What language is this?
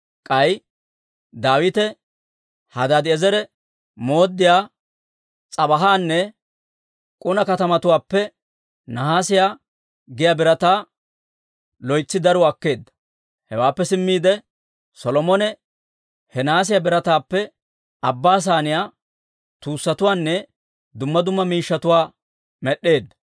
Dawro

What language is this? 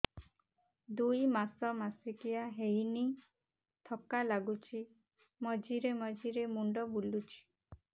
Odia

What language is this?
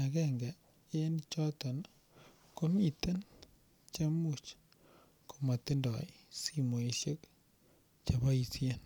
Kalenjin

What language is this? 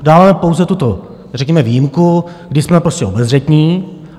Czech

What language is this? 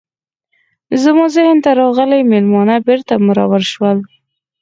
Pashto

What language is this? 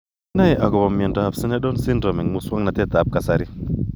Kalenjin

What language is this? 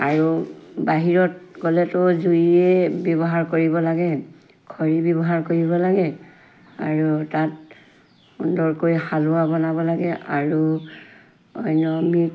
Assamese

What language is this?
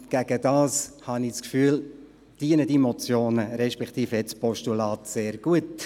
Swiss German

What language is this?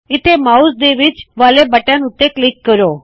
Punjabi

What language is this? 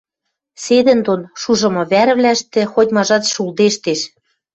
Western Mari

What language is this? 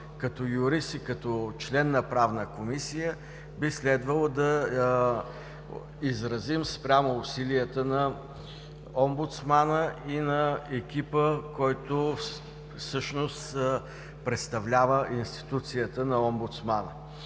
Bulgarian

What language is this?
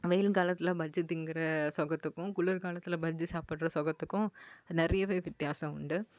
Tamil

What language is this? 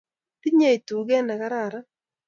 Kalenjin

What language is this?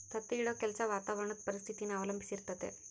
Kannada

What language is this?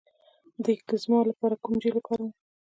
Pashto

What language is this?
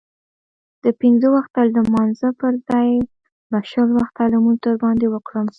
Pashto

